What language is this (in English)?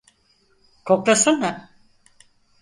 Turkish